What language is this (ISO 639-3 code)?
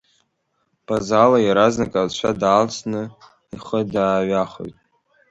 abk